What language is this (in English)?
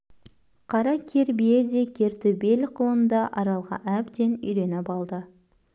Kazakh